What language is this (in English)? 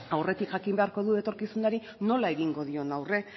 Basque